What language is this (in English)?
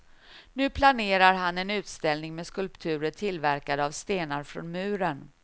Swedish